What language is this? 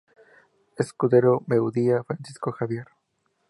Spanish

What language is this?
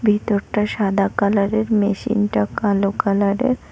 Bangla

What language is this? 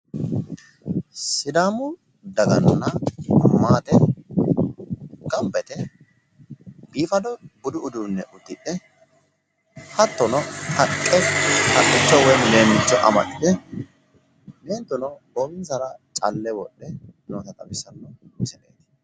Sidamo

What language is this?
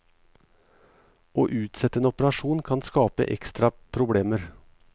Norwegian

